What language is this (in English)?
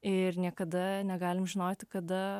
Lithuanian